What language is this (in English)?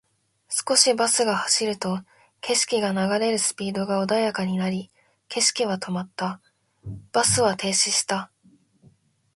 Japanese